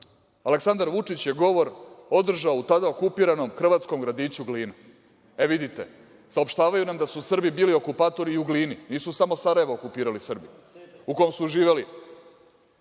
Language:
Serbian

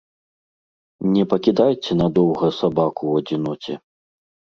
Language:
Belarusian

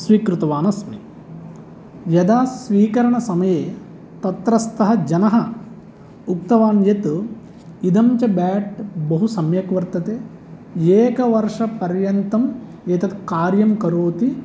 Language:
Sanskrit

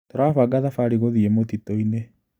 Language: Kikuyu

